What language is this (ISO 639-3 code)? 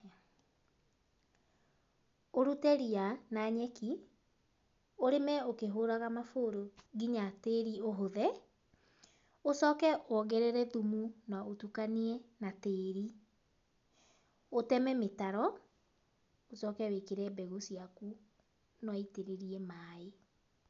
kik